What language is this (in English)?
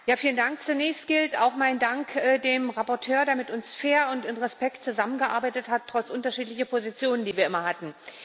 German